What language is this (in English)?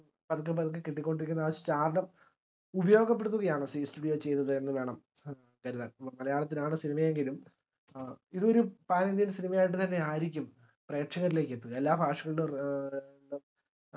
Malayalam